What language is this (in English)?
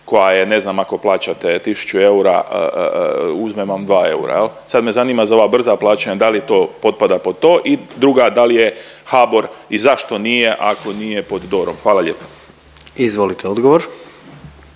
Croatian